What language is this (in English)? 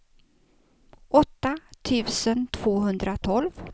Swedish